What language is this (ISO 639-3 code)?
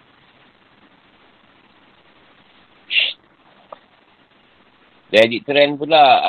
msa